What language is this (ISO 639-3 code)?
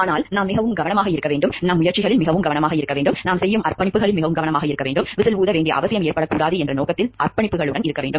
tam